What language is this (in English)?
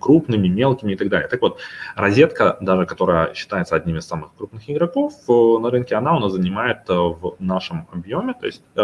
Russian